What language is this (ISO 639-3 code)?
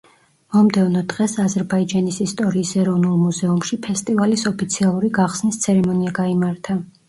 kat